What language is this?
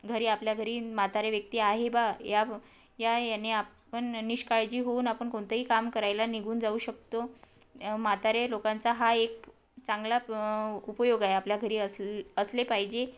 Marathi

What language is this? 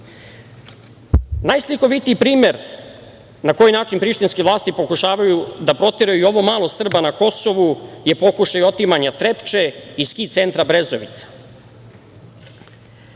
Serbian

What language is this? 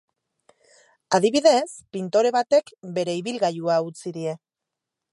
Basque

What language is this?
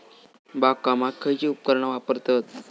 Marathi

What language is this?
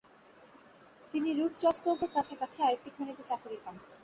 Bangla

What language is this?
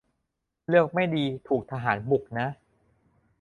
Thai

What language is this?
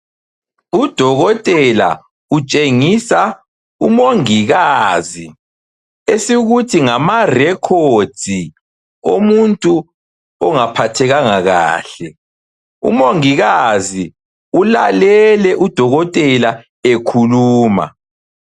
North Ndebele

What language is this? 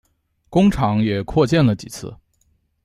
Chinese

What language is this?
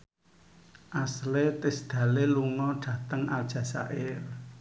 Javanese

